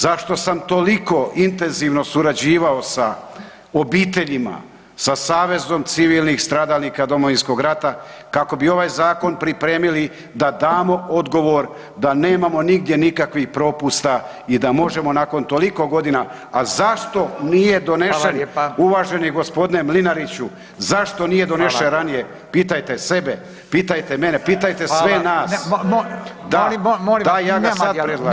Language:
Croatian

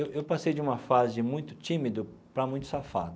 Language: Portuguese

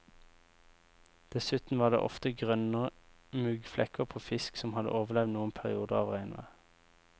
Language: Norwegian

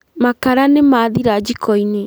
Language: Kikuyu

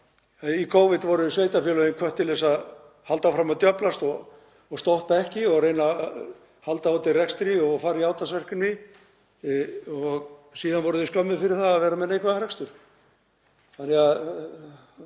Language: Icelandic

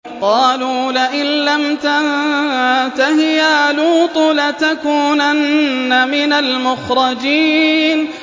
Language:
Arabic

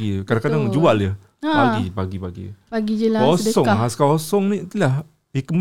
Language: Malay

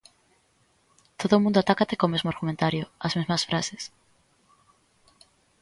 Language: Galician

